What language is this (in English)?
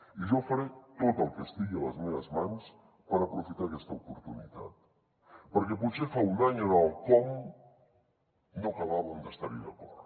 Catalan